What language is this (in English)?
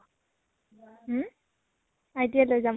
Assamese